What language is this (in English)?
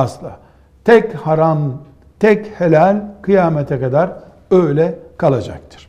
Turkish